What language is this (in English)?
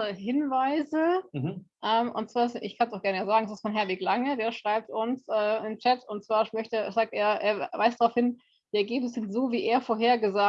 German